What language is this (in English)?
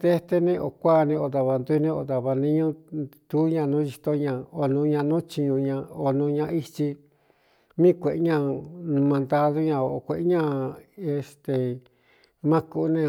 Cuyamecalco Mixtec